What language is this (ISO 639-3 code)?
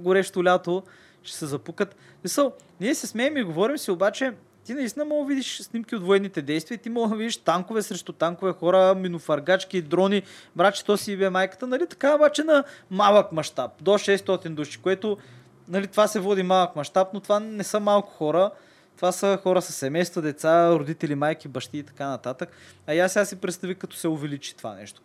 bul